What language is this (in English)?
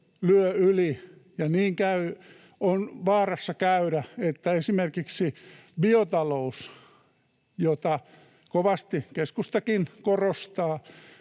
Finnish